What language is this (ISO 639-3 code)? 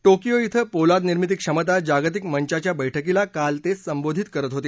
mar